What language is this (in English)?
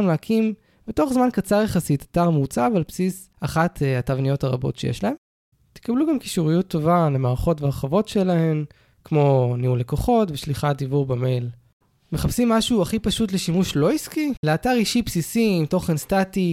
Hebrew